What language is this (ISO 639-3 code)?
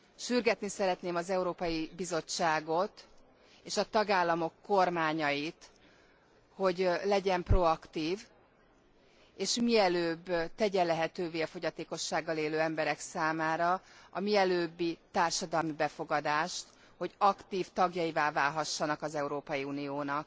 hun